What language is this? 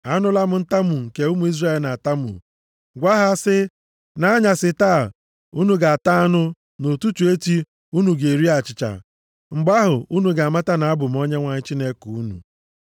Igbo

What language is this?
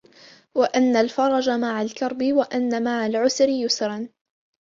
Arabic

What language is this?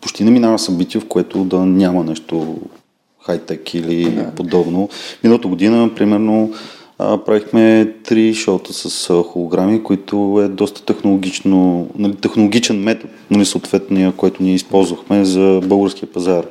Bulgarian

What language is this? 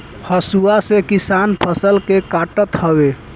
Bhojpuri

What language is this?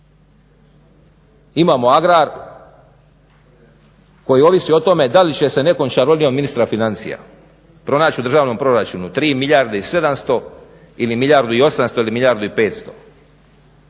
Croatian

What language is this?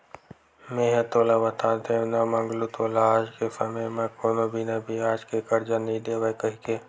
Chhattisgarhi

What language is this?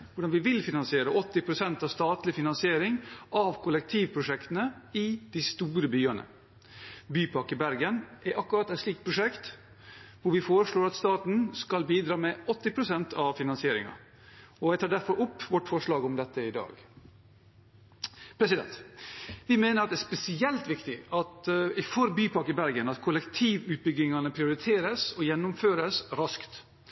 Norwegian Bokmål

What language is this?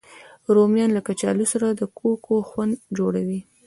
Pashto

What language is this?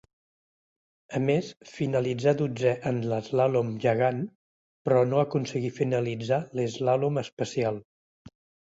Catalan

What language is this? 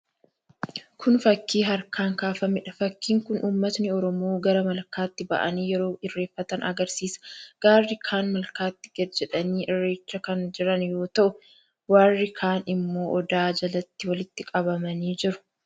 Oromo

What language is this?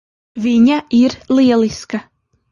Latvian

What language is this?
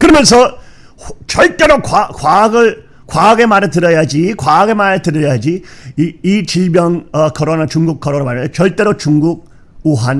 Korean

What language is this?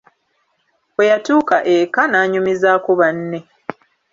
Ganda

